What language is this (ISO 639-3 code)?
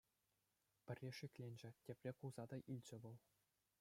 chv